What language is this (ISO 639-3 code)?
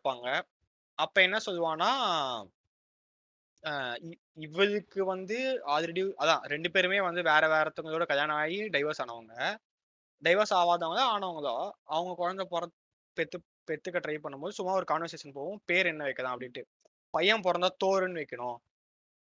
tam